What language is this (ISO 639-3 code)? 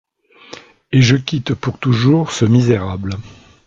fra